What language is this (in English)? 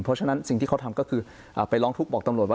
Thai